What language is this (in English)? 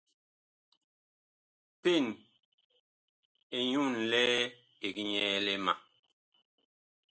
Bakoko